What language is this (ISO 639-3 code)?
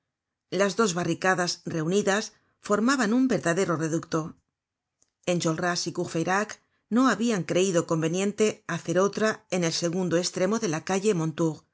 spa